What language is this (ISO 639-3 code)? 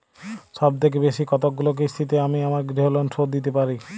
ben